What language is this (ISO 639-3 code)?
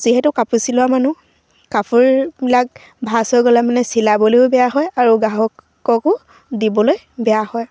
asm